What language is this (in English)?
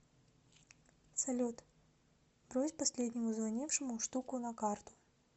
Russian